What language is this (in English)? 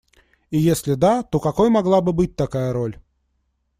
Russian